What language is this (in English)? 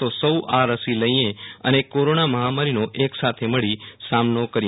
Gujarati